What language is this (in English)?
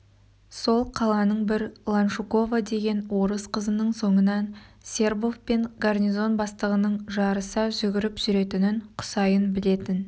Kazakh